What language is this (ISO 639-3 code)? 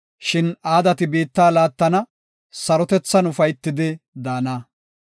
gof